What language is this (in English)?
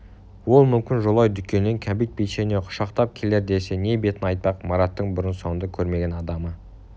Kazakh